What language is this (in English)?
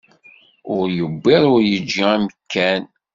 Kabyle